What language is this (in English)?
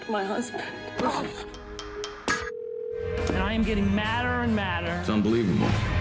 Thai